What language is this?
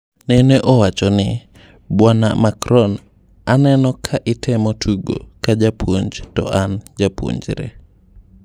Luo (Kenya and Tanzania)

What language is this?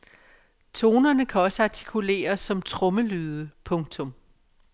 Danish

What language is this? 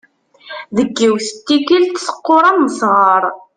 Kabyle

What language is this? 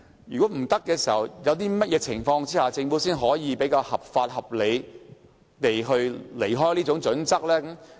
Cantonese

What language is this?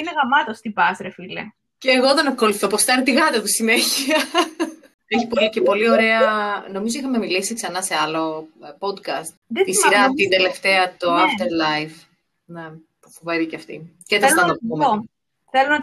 Greek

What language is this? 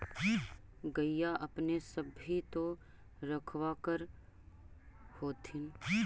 Magahi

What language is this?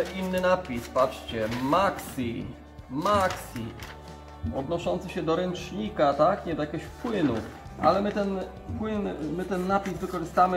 Polish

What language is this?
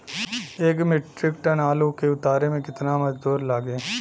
Bhojpuri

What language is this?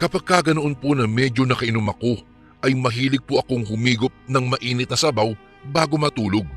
Filipino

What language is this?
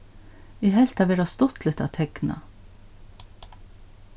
Faroese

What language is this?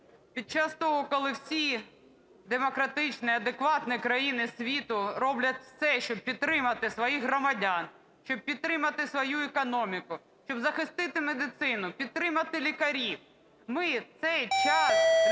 Ukrainian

